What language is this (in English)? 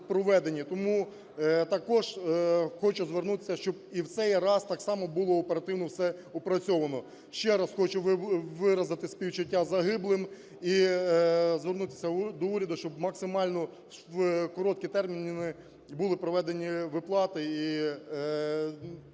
Ukrainian